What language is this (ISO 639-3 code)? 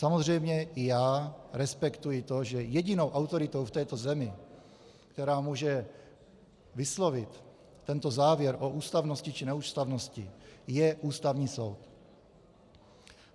ces